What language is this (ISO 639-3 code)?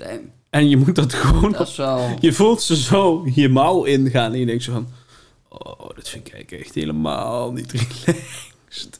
nld